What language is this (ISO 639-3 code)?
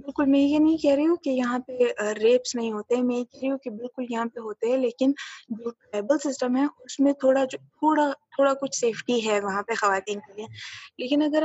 urd